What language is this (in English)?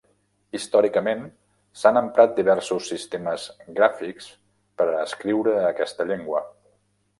Catalan